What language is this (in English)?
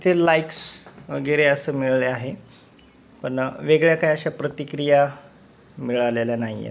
Marathi